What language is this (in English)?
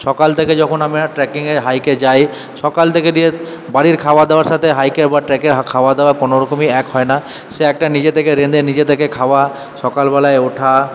Bangla